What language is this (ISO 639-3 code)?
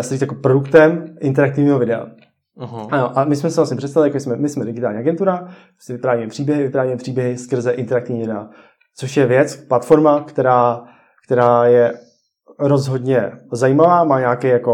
ces